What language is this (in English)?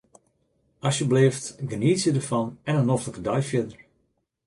Western Frisian